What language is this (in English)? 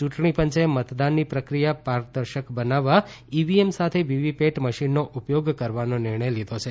Gujarati